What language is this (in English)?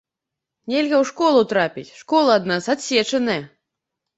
Belarusian